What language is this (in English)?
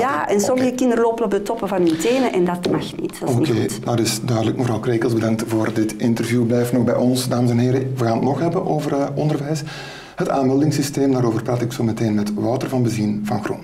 Dutch